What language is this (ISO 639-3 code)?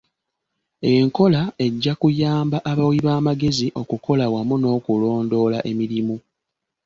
lug